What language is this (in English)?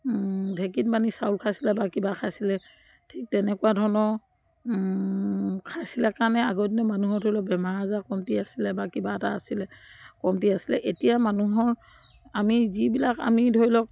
Assamese